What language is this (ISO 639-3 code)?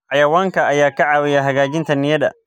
som